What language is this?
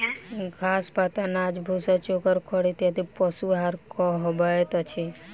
Maithili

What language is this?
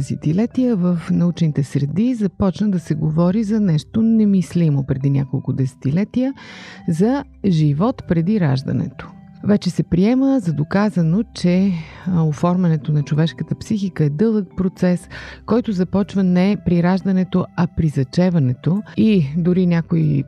Bulgarian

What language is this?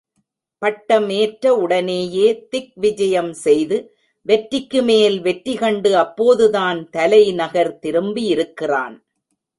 Tamil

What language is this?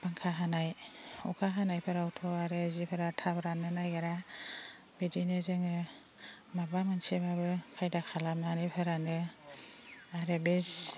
Bodo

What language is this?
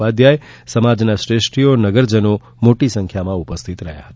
Gujarati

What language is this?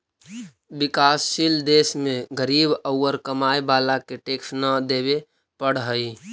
Magahi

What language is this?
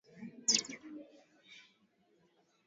Swahili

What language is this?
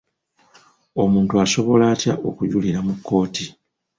Ganda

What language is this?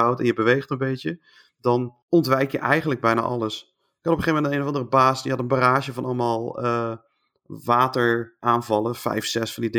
Dutch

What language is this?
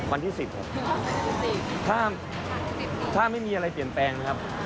Thai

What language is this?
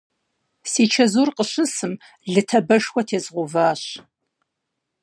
Kabardian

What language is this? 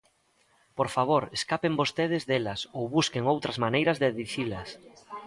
Galician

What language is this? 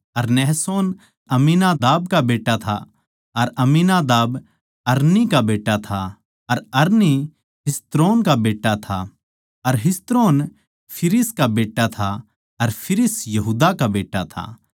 Haryanvi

